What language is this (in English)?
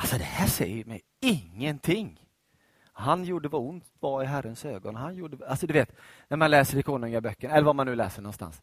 Swedish